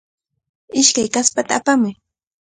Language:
Cajatambo North Lima Quechua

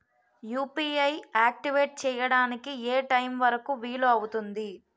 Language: Telugu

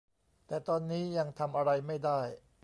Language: Thai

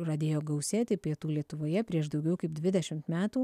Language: Lithuanian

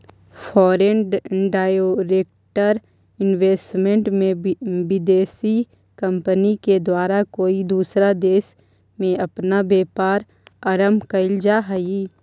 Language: Magahi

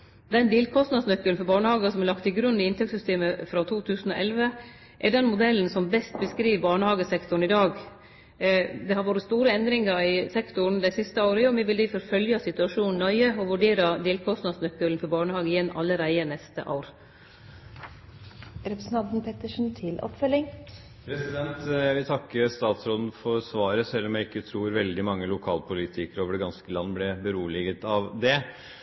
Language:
Norwegian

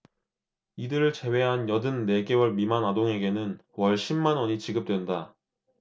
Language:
Korean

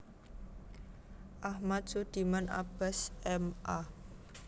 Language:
Javanese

